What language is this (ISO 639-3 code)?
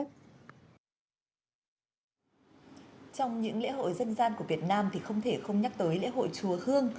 vie